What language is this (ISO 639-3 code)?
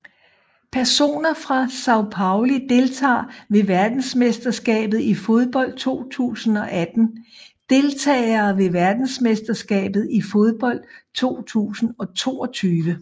dan